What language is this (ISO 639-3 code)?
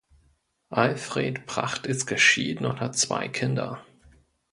deu